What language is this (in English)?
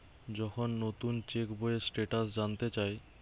Bangla